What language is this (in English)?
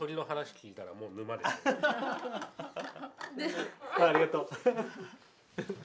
Japanese